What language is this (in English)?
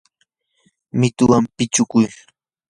Yanahuanca Pasco Quechua